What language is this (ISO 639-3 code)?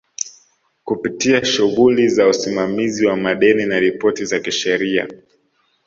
swa